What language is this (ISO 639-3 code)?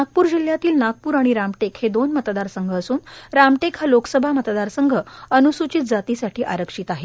mar